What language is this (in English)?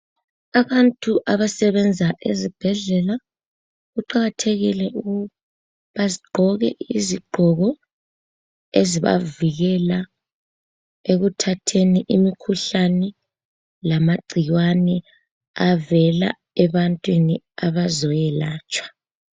North Ndebele